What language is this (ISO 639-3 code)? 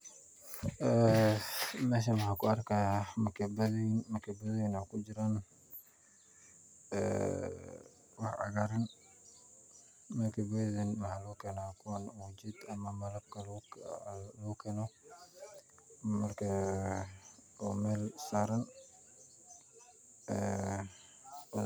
som